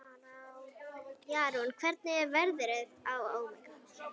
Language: Icelandic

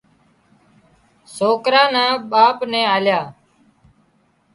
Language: Wadiyara Koli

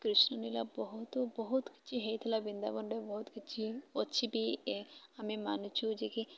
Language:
Odia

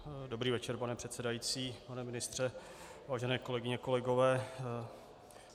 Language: Czech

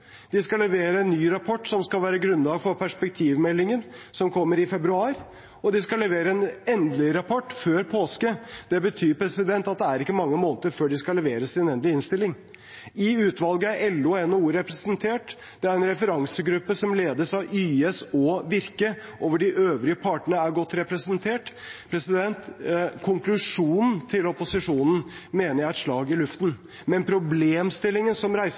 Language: Norwegian Bokmål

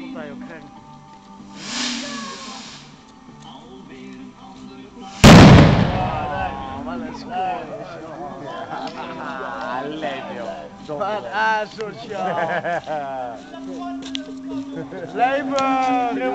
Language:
Dutch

